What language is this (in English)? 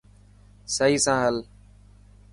Dhatki